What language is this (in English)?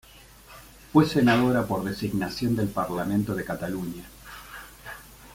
Spanish